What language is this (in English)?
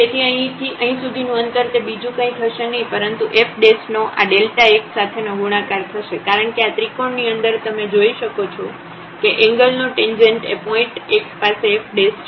Gujarati